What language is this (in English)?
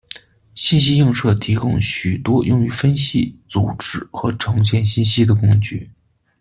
Chinese